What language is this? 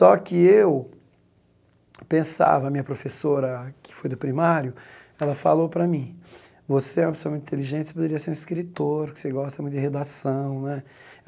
Portuguese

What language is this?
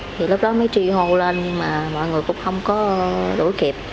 Vietnamese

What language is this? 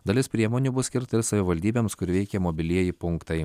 Lithuanian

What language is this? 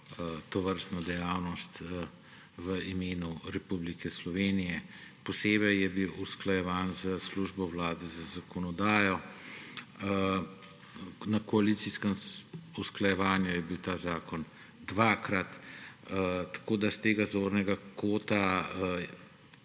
Slovenian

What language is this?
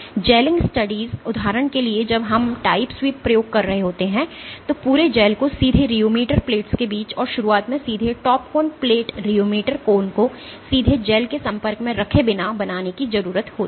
Hindi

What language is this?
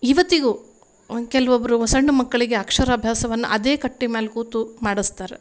Kannada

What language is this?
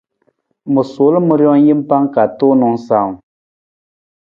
Nawdm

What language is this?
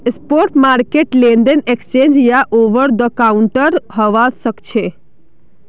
Magahi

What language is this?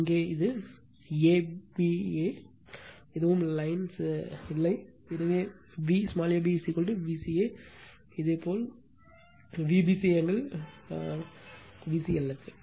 Tamil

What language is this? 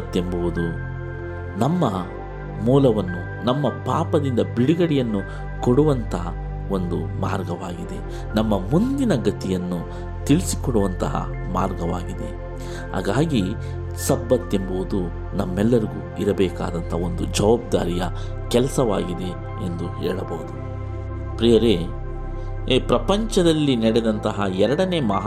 Kannada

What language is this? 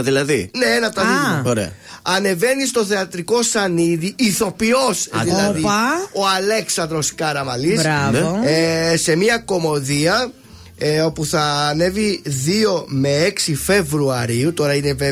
Greek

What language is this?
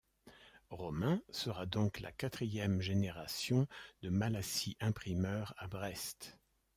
French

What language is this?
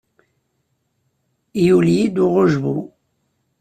Kabyle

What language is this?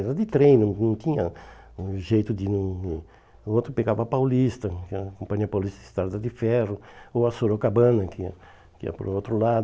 Portuguese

